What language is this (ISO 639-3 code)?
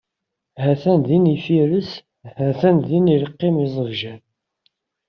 kab